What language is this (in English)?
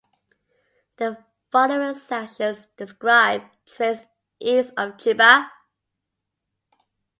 English